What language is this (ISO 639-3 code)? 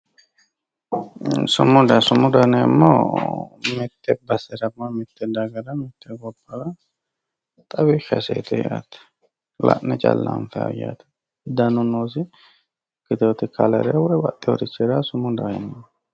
sid